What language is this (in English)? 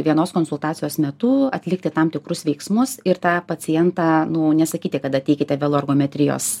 Lithuanian